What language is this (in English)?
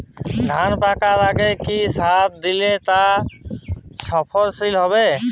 Bangla